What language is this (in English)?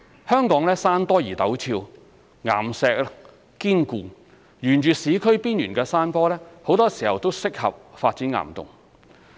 Cantonese